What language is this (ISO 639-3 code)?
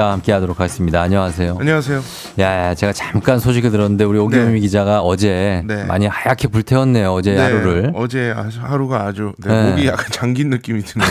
kor